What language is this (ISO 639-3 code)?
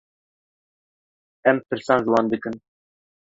kur